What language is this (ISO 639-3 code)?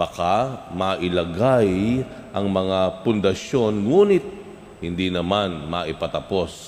fil